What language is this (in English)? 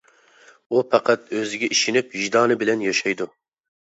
Uyghur